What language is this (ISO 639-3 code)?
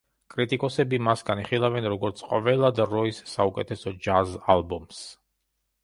kat